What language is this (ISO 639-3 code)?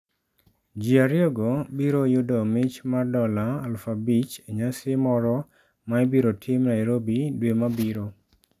luo